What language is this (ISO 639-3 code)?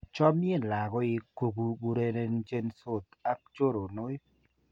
kln